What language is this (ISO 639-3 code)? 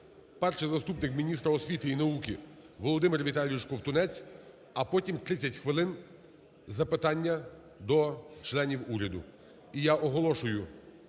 ukr